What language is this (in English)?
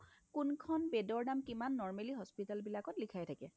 Assamese